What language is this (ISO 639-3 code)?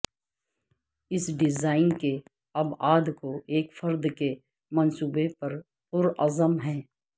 urd